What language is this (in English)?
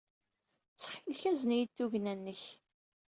Kabyle